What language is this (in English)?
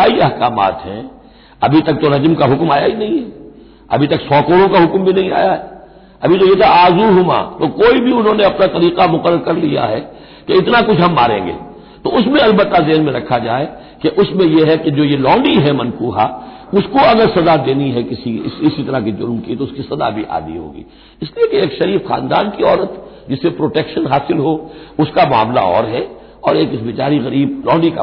Hindi